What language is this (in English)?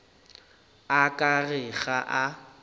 Northern Sotho